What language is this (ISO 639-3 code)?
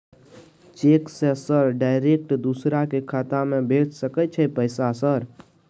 mai